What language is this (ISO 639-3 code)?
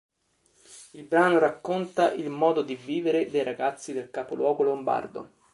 ita